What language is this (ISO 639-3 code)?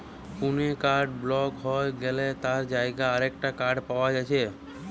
ben